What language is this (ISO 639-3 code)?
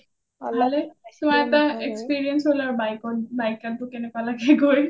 asm